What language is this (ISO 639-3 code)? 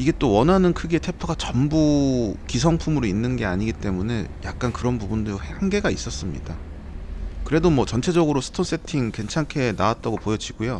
kor